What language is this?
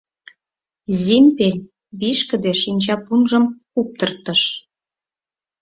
Mari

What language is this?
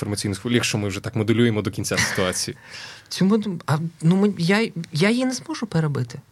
Ukrainian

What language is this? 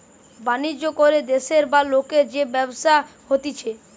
Bangla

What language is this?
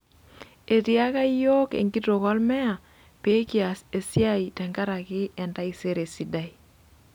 Masai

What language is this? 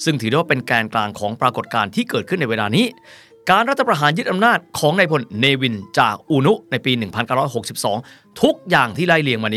Thai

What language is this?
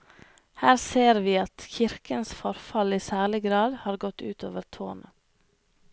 Norwegian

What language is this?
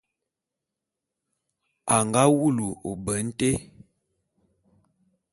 Bulu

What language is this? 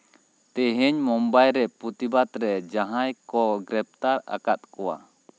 Santali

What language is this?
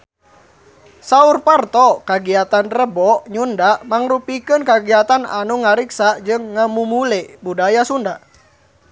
Sundanese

